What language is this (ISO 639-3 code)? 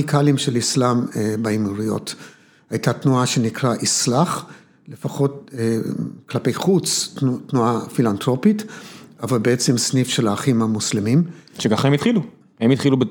heb